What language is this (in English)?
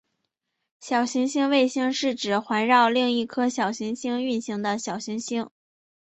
Chinese